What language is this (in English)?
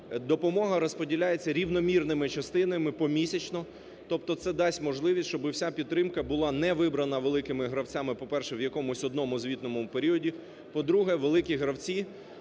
Ukrainian